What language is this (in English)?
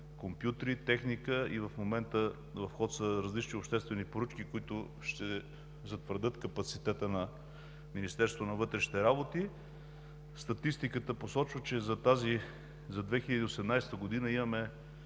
Bulgarian